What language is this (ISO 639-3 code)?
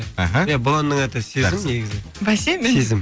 kaz